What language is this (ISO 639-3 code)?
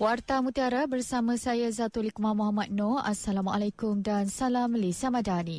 msa